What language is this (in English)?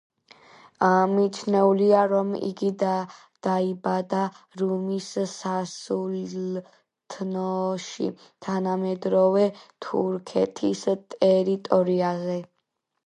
Georgian